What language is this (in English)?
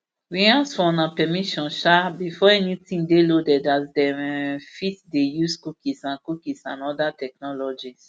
Nigerian Pidgin